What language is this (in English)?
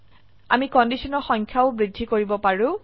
Assamese